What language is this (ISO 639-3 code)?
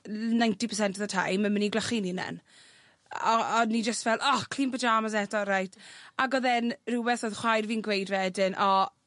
cym